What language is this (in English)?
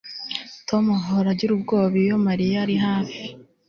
Kinyarwanda